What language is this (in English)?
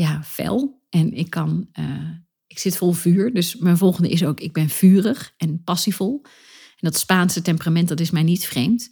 Dutch